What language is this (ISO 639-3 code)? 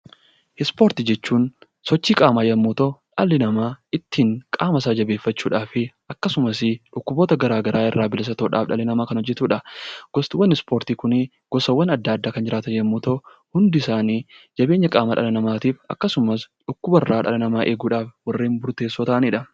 orm